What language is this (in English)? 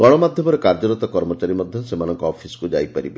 Odia